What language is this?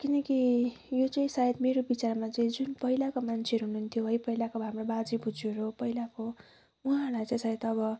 Nepali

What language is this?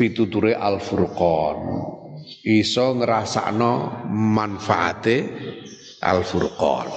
Indonesian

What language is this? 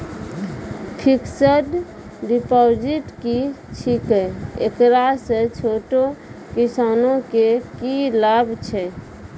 Maithili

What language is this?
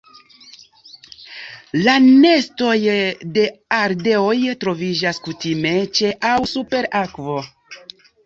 Esperanto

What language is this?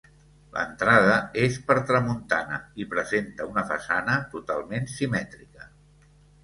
Catalan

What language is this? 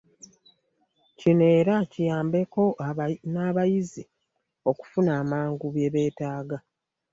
Ganda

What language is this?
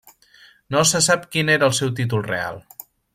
Catalan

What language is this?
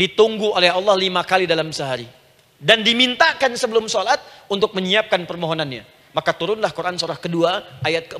Indonesian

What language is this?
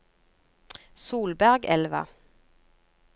Norwegian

